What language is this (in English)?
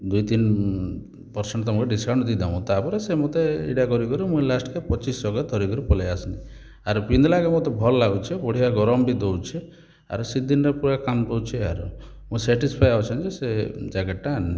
Odia